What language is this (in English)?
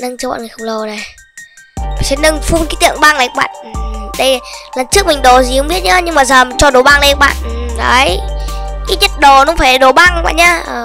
Vietnamese